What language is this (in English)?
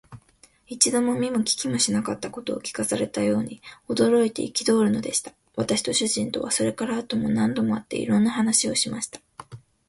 Japanese